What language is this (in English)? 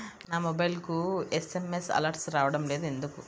Telugu